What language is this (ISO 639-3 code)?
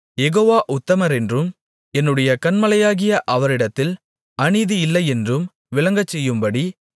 tam